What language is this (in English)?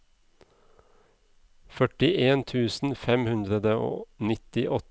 Norwegian